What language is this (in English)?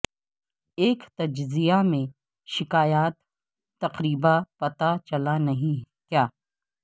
Urdu